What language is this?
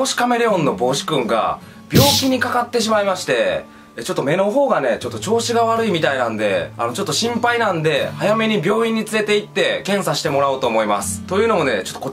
Japanese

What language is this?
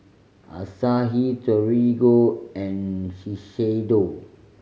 English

